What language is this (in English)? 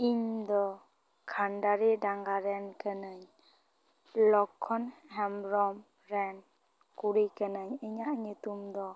Santali